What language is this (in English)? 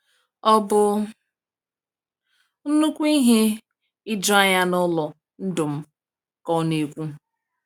Igbo